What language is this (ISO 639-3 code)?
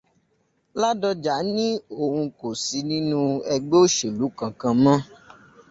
yor